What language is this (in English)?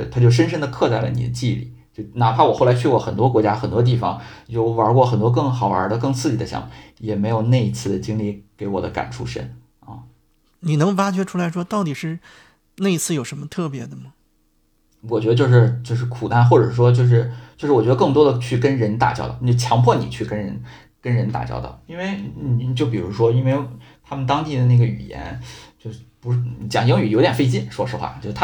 Chinese